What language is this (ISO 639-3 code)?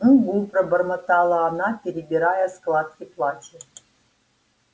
rus